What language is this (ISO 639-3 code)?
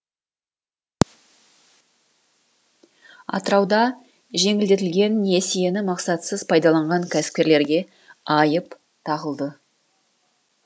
kaz